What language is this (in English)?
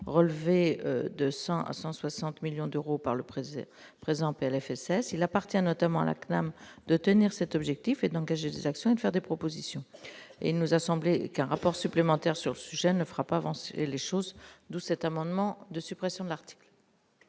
French